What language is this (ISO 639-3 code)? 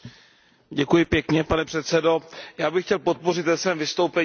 ces